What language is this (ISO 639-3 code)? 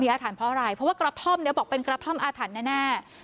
tha